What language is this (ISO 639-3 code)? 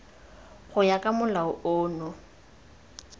tsn